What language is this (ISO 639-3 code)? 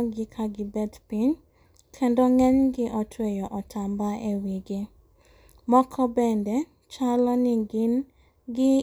luo